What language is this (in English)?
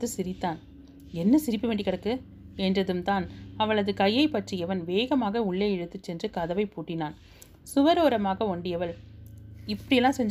Tamil